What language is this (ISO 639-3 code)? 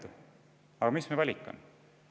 est